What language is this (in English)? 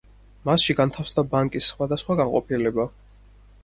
Georgian